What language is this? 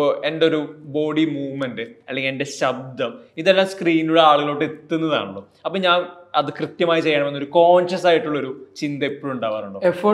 Malayalam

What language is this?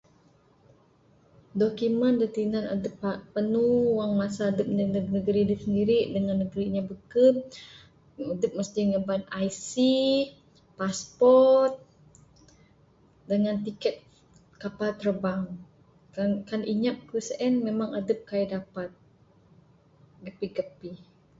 Bukar-Sadung Bidayuh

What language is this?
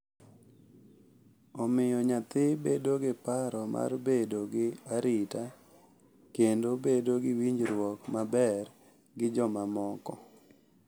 Luo (Kenya and Tanzania)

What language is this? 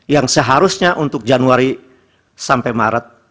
Indonesian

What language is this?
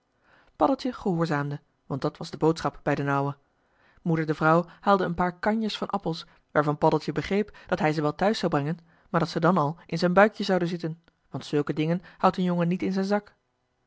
Dutch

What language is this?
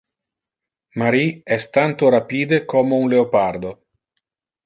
Interlingua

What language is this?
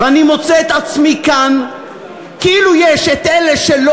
Hebrew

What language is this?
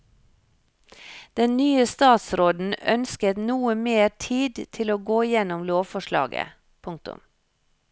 Norwegian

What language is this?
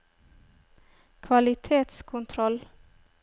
Norwegian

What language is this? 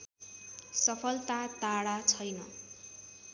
Nepali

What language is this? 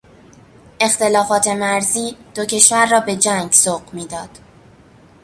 Persian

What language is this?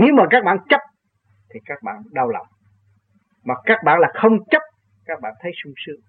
Vietnamese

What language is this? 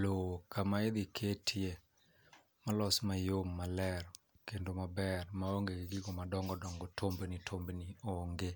Luo (Kenya and Tanzania)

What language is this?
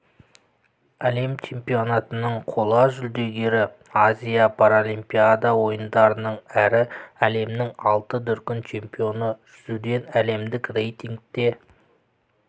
Kazakh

